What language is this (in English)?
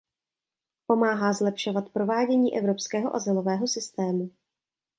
Czech